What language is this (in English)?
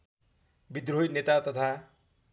Nepali